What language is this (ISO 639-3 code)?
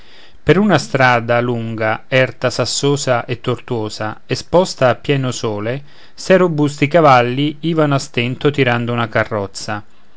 ita